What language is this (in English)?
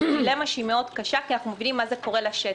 Hebrew